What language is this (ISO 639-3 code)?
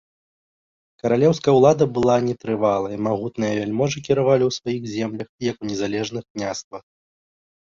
bel